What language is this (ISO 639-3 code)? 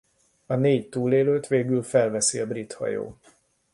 hun